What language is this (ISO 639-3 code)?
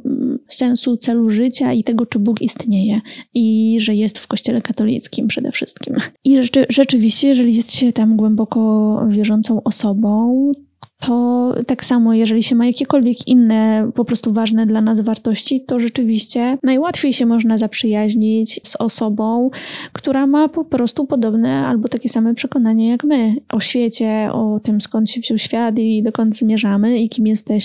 pol